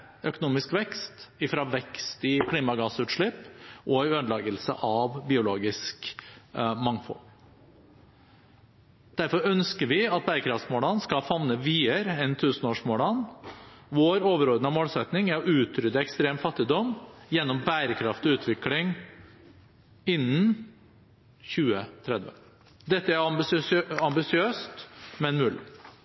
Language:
Norwegian Bokmål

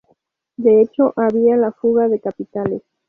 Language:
Spanish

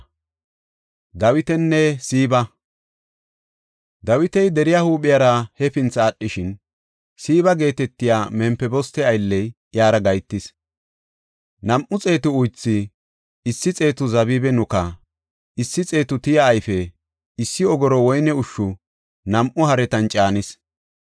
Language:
Gofa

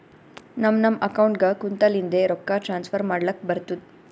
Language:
Kannada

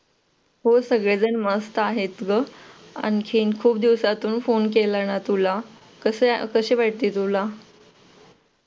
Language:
Marathi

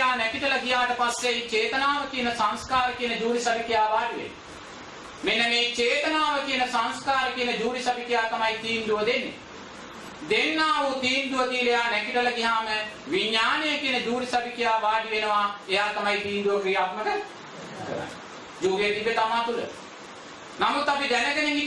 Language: Sinhala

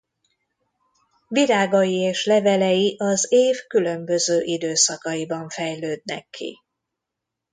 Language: Hungarian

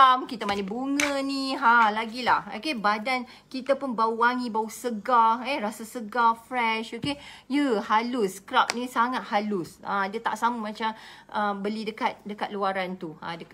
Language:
Malay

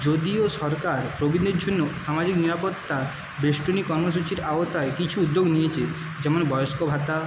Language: Bangla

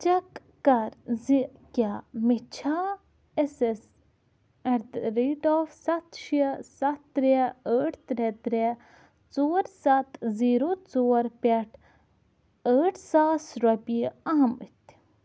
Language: Kashmiri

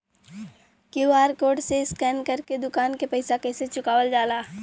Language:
Bhojpuri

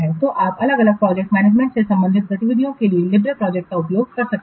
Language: Hindi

